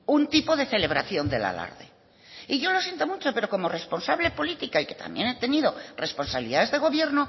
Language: Spanish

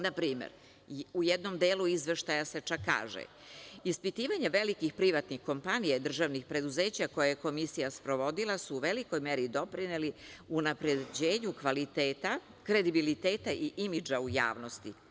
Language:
Serbian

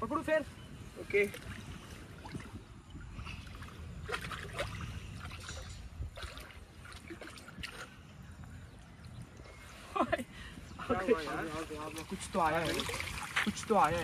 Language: Hindi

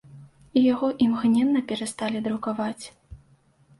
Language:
Belarusian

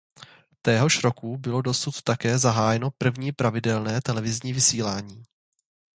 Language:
Czech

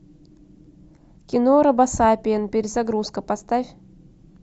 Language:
Russian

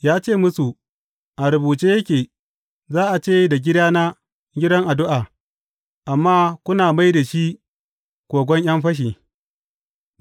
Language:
Hausa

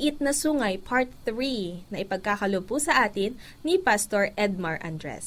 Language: Filipino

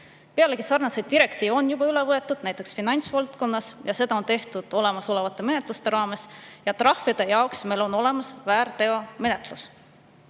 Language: Estonian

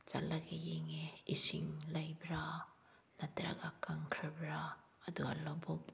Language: Manipuri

